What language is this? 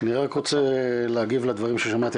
Hebrew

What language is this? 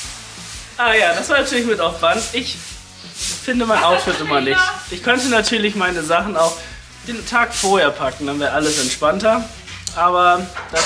German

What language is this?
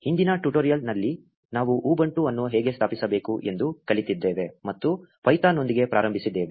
Kannada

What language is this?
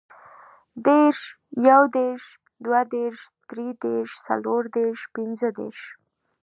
Pashto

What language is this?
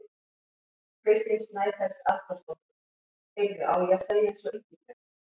Icelandic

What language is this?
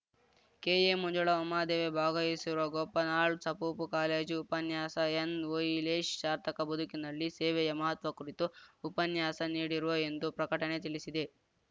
Kannada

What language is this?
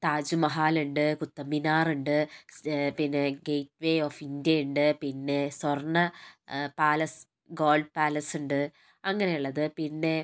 Malayalam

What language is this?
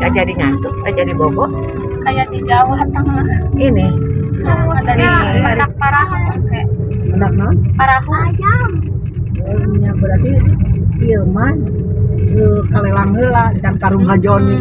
Indonesian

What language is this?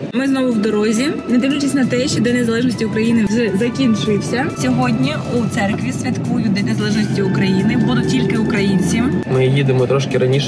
Ukrainian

